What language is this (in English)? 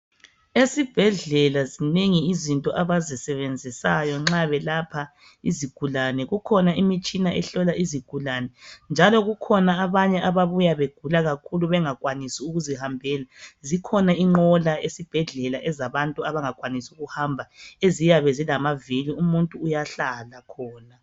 North Ndebele